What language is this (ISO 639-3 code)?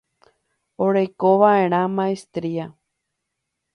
grn